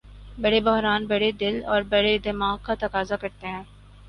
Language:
Urdu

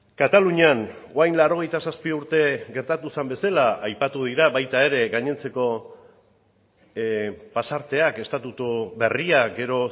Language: Basque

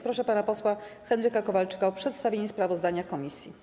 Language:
Polish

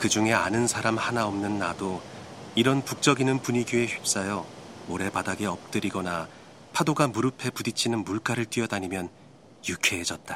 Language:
Korean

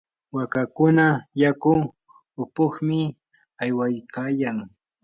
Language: Yanahuanca Pasco Quechua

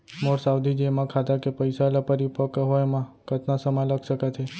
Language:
Chhattisgarhi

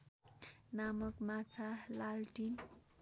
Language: Nepali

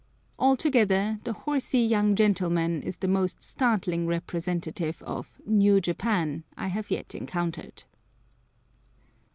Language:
English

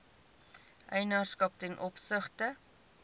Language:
Afrikaans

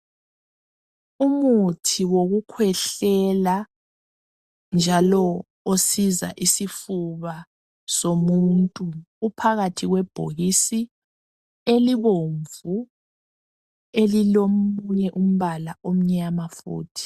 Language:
North Ndebele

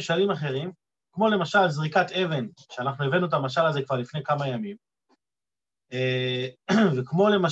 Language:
Hebrew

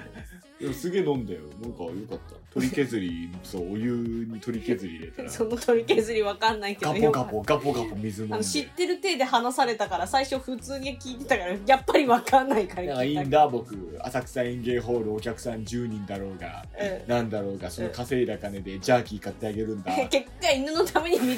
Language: Japanese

